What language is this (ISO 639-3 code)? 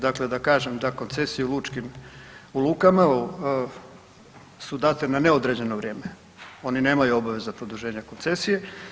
hrv